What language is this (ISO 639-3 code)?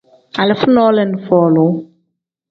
kdh